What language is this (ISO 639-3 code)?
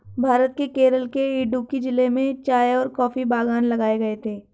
hin